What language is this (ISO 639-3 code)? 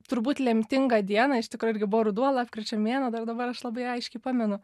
lit